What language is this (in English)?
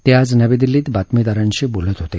Marathi